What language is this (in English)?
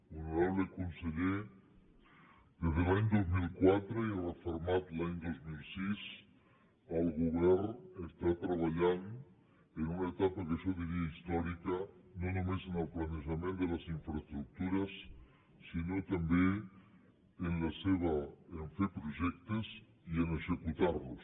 Catalan